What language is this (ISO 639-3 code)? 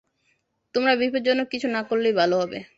ben